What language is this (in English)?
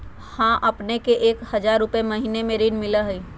Magahi